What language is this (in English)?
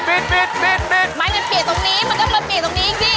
Thai